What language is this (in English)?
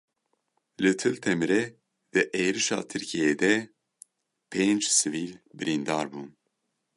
Kurdish